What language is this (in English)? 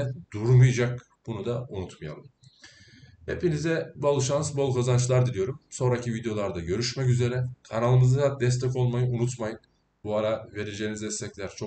Turkish